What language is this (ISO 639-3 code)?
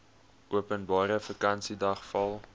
afr